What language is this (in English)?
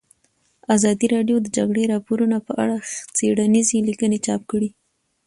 Pashto